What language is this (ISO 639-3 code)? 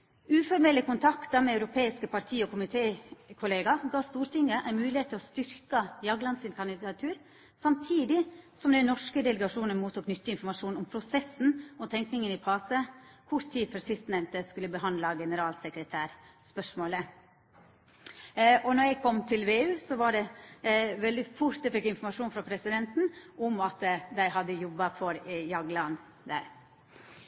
nno